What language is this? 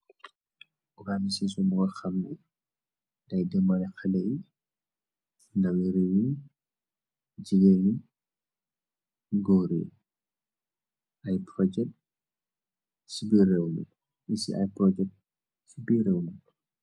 Wolof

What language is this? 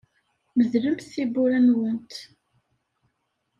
Kabyle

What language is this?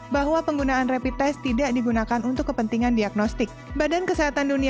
Indonesian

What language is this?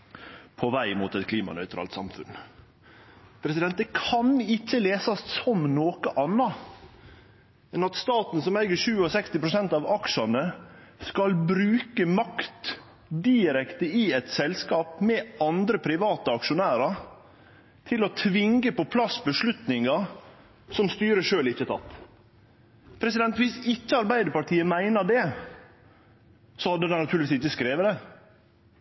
Norwegian Nynorsk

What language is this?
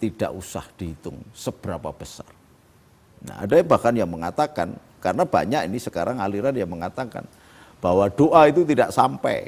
Indonesian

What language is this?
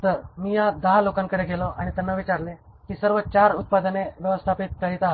Marathi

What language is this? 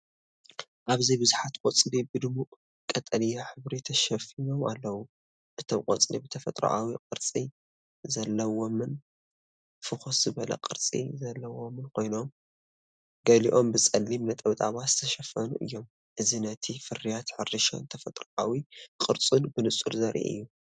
Tigrinya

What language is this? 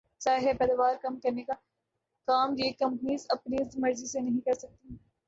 Urdu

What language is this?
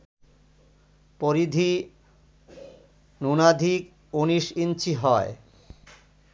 Bangla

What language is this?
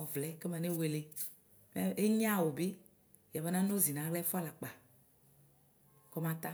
Ikposo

